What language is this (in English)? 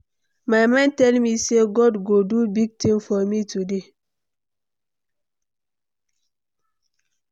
Nigerian Pidgin